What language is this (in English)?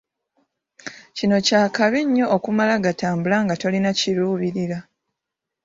Ganda